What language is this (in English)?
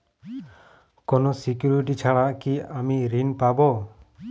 Bangla